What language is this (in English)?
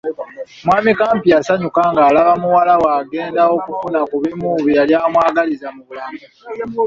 Ganda